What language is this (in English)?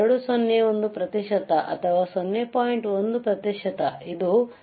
Kannada